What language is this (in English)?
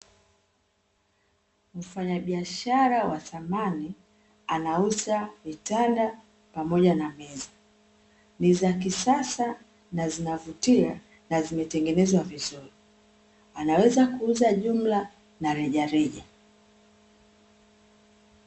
Swahili